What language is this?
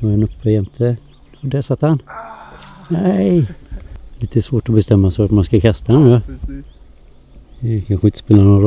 Swedish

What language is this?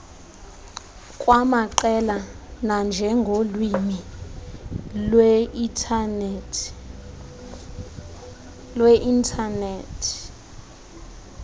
Xhosa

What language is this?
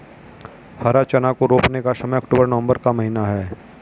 Hindi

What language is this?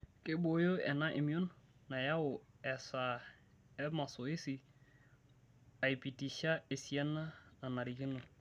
Masai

